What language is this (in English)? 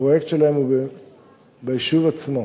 Hebrew